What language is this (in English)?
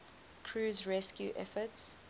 English